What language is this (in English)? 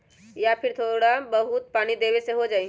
Magahi